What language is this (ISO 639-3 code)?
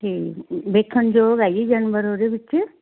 pan